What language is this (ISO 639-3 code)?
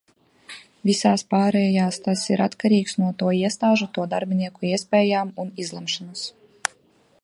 lav